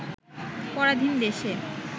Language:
Bangla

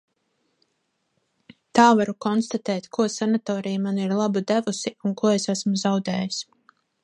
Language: Latvian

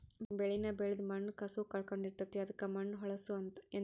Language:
Kannada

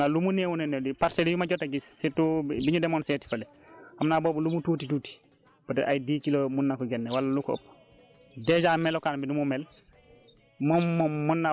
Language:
Wolof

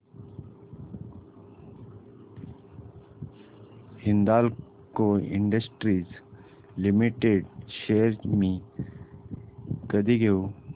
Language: Marathi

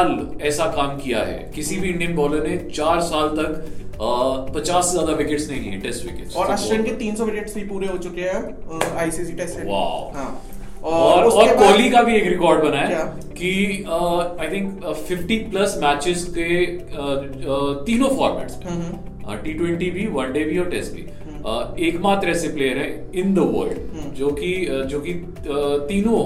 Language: Hindi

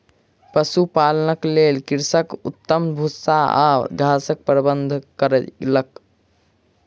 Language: Maithili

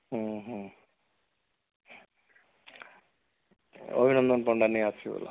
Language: Odia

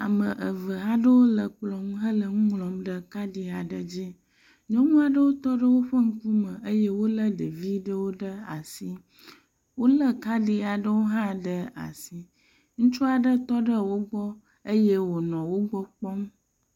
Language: Ewe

